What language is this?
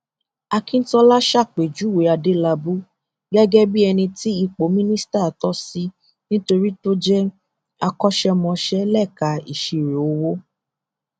Yoruba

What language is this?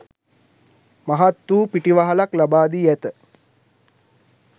Sinhala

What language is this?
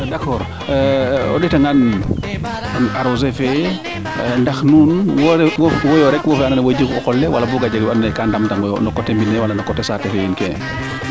Serer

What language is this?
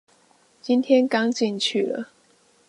Chinese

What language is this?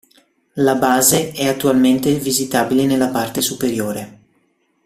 Italian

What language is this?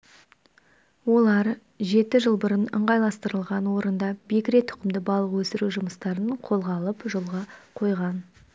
Kazakh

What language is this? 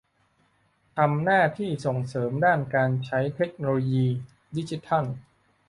Thai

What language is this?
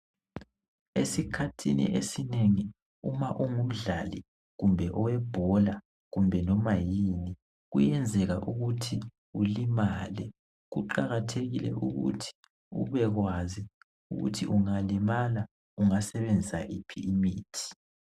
North Ndebele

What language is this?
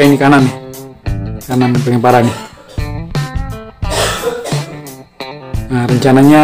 Indonesian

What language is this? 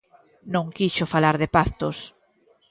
Galician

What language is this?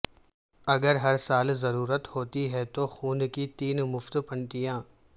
Urdu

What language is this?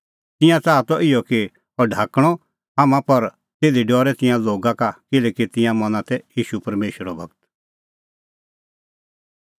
Kullu Pahari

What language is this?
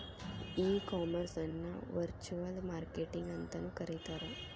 Kannada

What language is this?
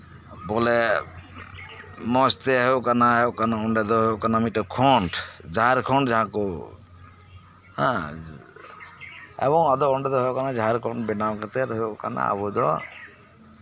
Santali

